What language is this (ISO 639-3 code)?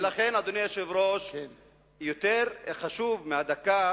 heb